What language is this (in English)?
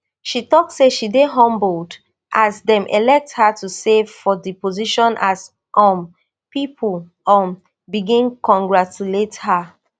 Nigerian Pidgin